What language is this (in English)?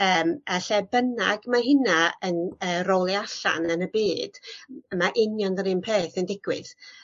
Welsh